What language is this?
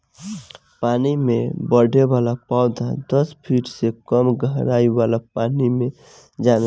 Bhojpuri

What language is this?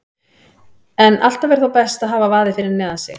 Icelandic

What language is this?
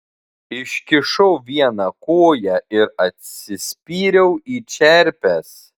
Lithuanian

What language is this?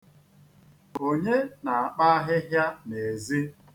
Igbo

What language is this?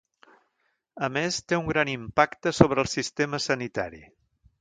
Catalan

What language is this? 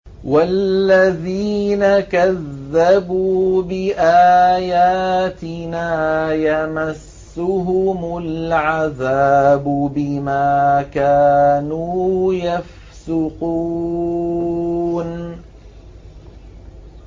Arabic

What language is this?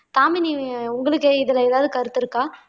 Tamil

